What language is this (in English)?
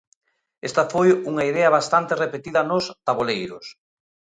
Galician